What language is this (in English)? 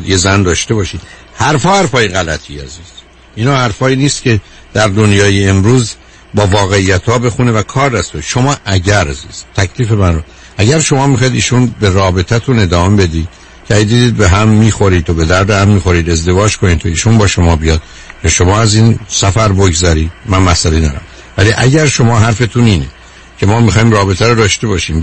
Persian